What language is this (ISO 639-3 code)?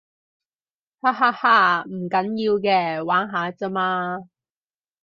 yue